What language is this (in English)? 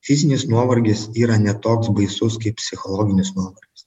Lithuanian